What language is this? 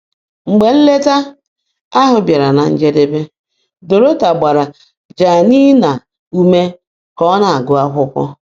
Igbo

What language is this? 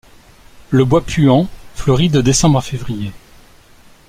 French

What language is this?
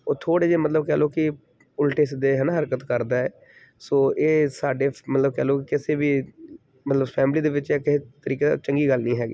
Punjabi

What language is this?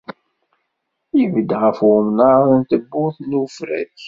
Kabyle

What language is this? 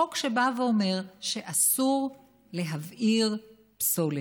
Hebrew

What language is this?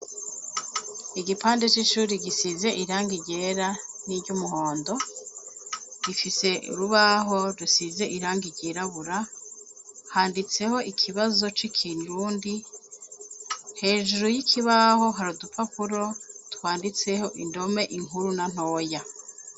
Rundi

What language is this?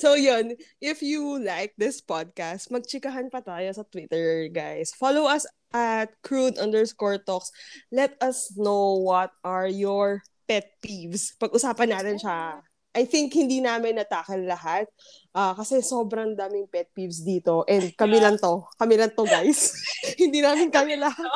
Filipino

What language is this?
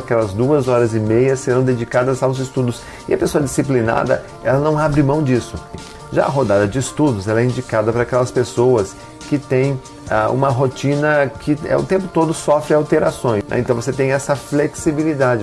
Portuguese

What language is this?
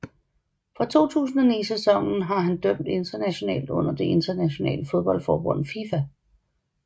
Danish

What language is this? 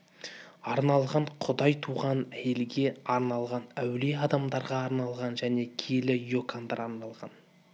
Kazakh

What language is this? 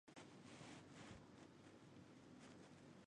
Chinese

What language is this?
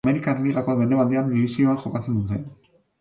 Basque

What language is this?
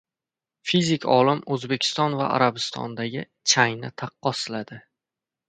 Uzbek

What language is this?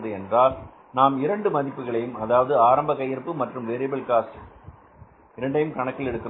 Tamil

